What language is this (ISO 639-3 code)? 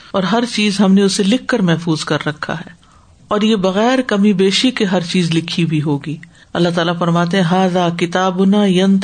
urd